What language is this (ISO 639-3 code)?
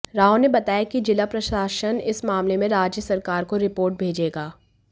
hin